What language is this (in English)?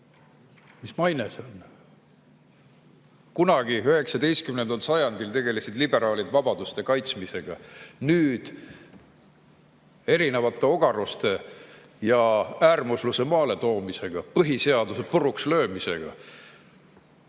Estonian